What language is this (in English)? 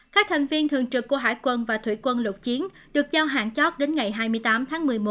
Vietnamese